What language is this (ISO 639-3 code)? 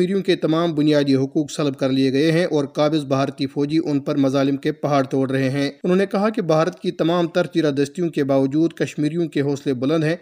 urd